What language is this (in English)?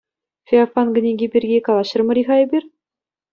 Chuvash